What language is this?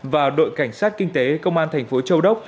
Vietnamese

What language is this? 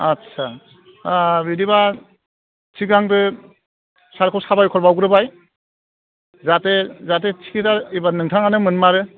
Bodo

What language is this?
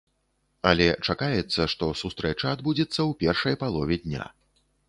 Belarusian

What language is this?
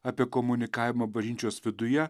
Lithuanian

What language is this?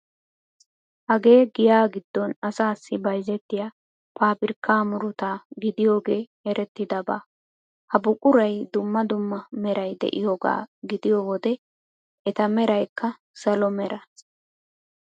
Wolaytta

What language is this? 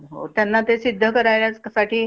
Marathi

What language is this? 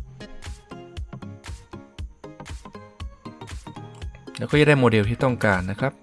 Thai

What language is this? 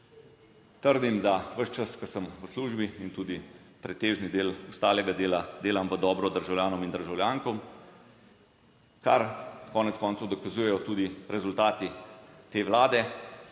Slovenian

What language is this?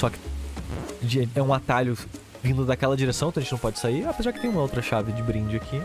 Portuguese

